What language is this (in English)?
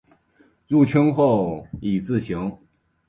Chinese